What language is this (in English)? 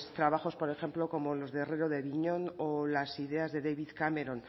Spanish